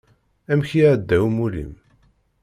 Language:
Kabyle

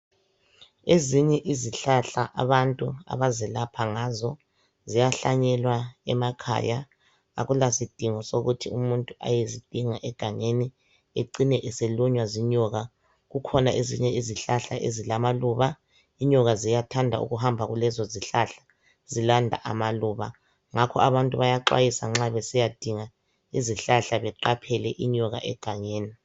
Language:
North Ndebele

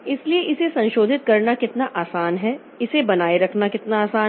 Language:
Hindi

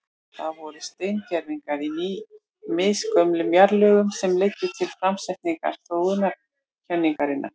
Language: Icelandic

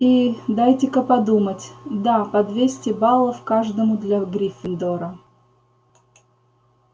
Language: Russian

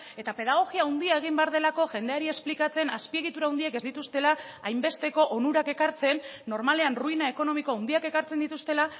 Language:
Basque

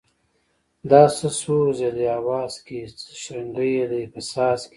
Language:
Pashto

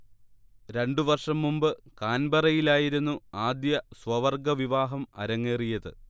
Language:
Malayalam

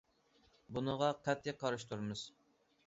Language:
Uyghur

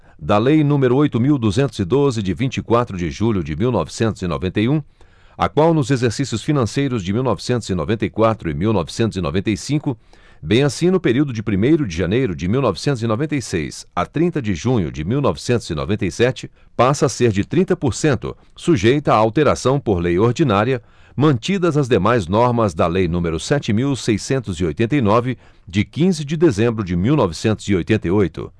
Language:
Portuguese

